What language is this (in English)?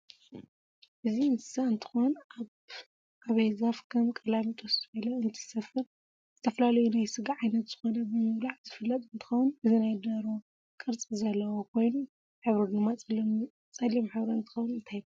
Tigrinya